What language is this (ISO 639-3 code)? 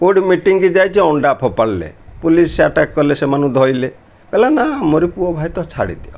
ori